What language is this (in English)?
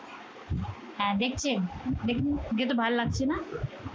Bangla